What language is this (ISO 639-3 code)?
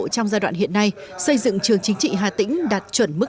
vie